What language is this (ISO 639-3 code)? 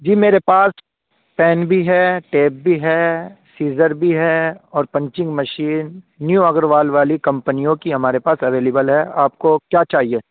urd